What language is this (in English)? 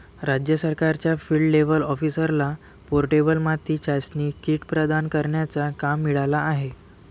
Marathi